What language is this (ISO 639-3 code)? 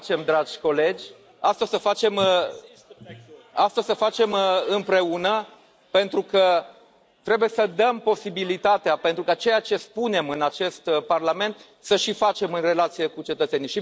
ron